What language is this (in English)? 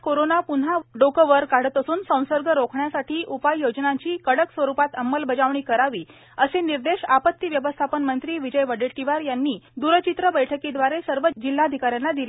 Marathi